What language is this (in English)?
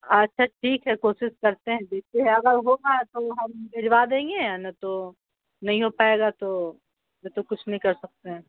Urdu